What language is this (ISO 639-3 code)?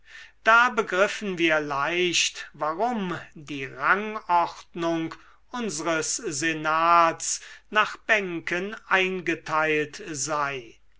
deu